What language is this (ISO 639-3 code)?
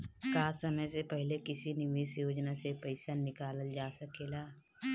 bho